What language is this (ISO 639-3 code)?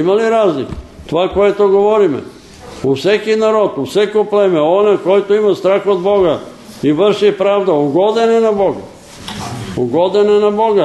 bul